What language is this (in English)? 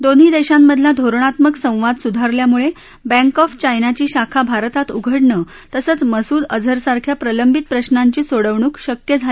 Marathi